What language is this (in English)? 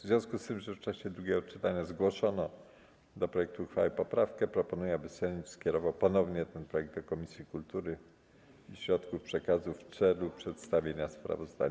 Polish